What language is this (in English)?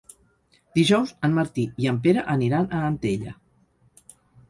Catalan